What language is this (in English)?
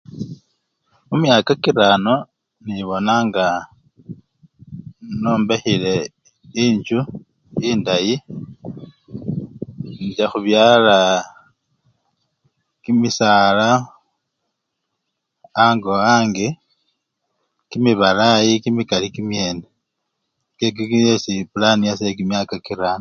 Luyia